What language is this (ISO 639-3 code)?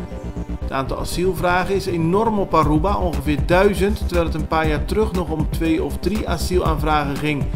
nld